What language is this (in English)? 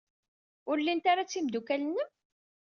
Kabyle